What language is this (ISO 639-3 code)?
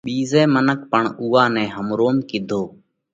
kvx